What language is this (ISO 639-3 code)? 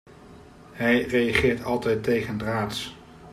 nld